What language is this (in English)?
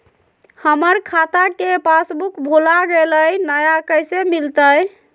Magahi